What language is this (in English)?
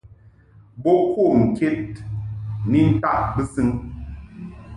Mungaka